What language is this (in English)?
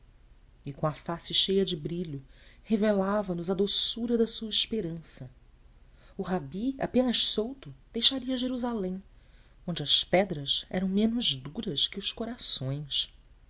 Portuguese